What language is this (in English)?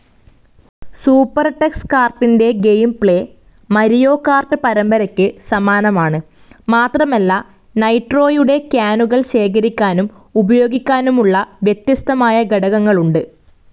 Malayalam